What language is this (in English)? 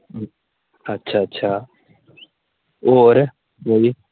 Dogri